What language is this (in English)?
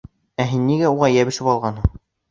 Bashkir